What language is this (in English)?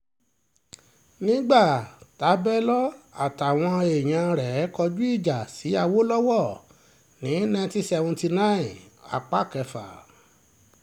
Yoruba